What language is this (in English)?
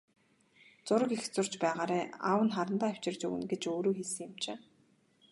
Mongolian